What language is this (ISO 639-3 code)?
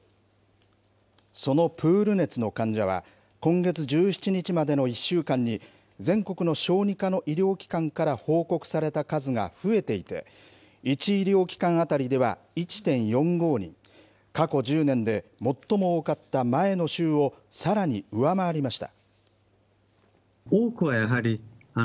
jpn